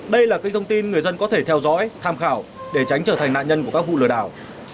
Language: Vietnamese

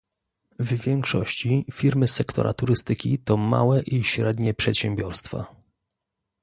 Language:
Polish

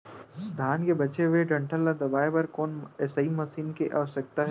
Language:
Chhattisgarhi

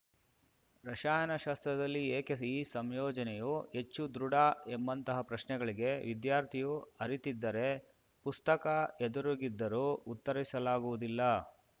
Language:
Kannada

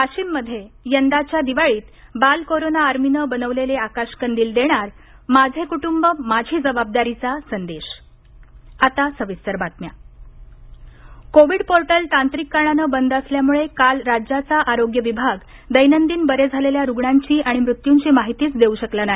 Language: Marathi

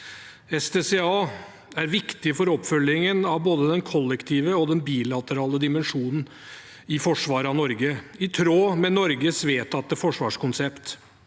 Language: Norwegian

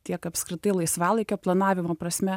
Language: Lithuanian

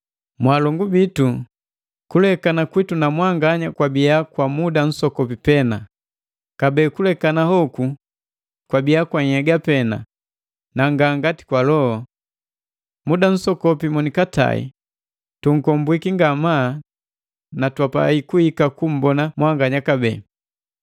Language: Matengo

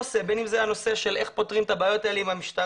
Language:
Hebrew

